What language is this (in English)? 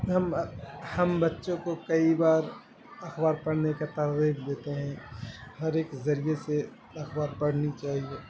Urdu